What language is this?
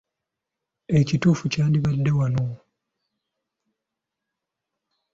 Ganda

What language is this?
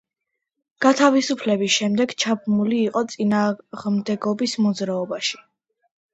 Georgian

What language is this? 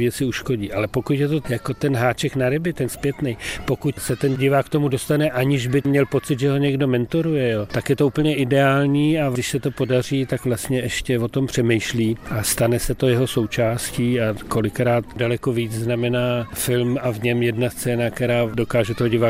Czech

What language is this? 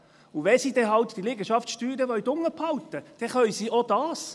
Swiss German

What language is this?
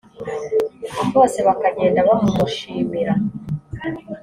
Kinyarwanda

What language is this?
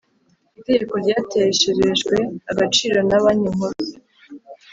Kinyarwanda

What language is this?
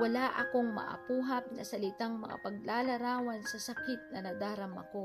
Filipino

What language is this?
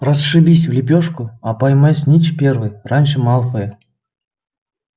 Russian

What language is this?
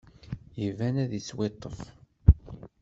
Kabyle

